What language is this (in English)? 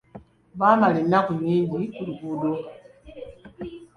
Ganda